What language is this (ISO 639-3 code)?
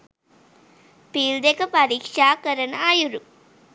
sin